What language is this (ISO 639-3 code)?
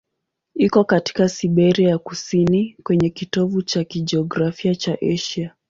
swa